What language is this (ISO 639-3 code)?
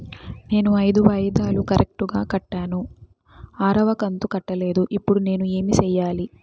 tel